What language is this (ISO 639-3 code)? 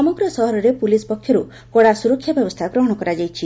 ori